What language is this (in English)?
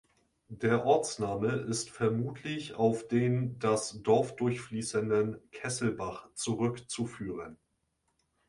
German